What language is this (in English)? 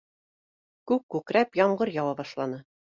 Bashkir